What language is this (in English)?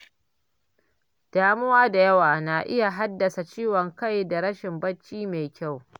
Hausa